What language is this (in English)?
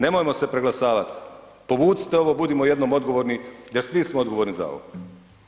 Croatian